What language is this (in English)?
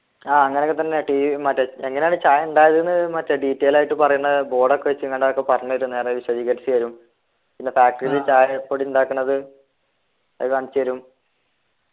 Malayalam